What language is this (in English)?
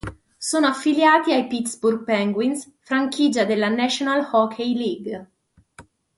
Italian